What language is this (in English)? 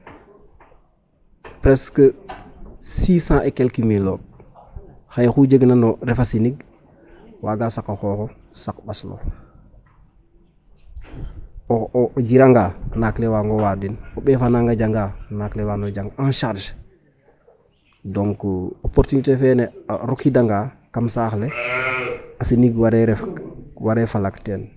Serer